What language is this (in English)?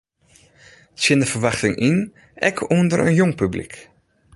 Western Frisian